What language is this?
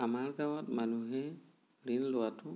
Assamese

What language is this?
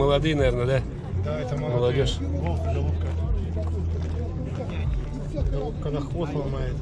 Russian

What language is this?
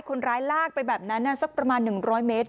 Thai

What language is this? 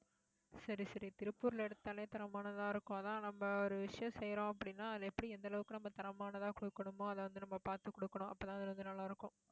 Tamil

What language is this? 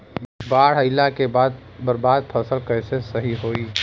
Bhojpuri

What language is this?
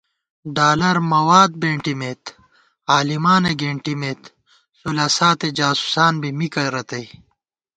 Gawar-Bati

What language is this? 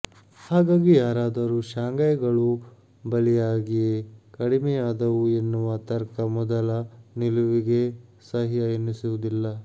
Kannada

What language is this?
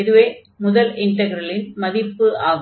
Tamil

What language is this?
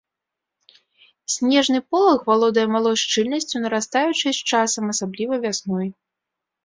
Belarusian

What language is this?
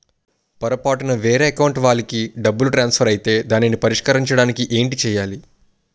Telugu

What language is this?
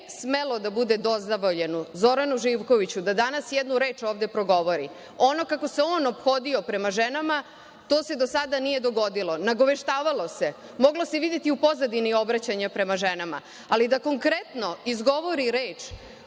Serbian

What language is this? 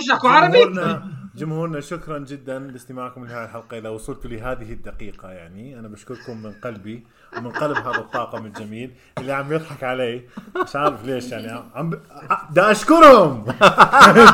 Arabic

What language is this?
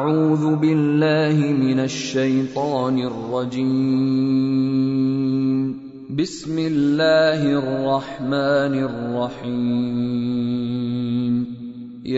Arabic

